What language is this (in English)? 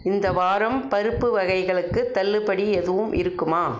Tamil